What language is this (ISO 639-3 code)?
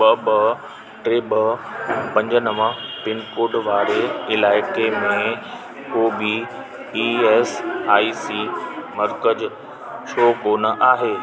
snd